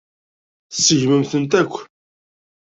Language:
Kabyle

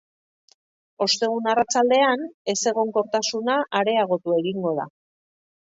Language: Basque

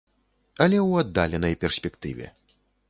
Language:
Belarusian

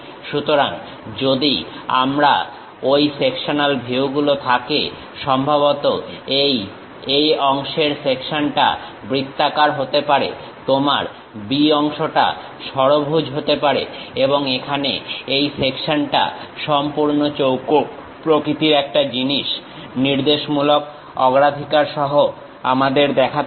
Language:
Bangla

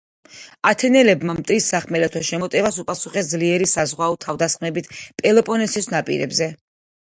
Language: Georgian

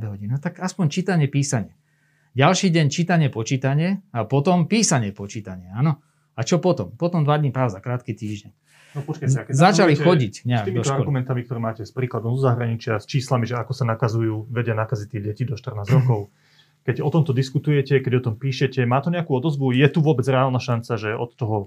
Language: Slovak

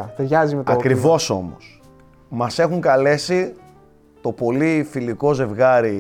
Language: Greek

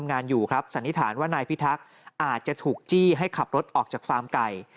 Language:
Thai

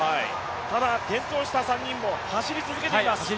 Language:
Japanese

